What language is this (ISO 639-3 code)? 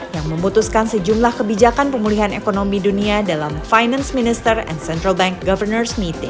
ind